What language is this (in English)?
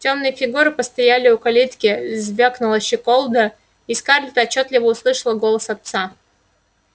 Russian